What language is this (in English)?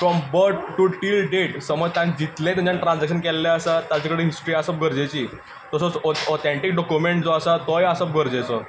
Konkani